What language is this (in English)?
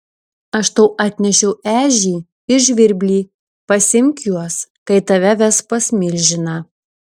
Lithuanian